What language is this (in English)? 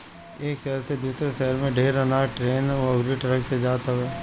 Bhojpuri